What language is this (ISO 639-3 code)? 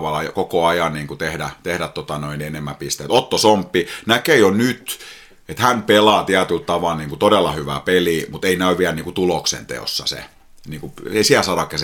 fin